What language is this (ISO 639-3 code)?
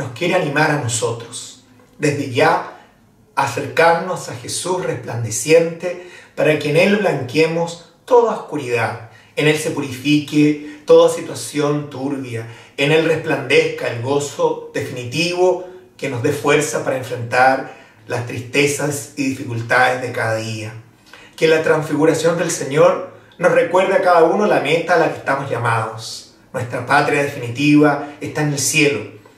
spa